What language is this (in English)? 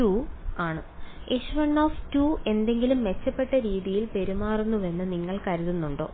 Malayalam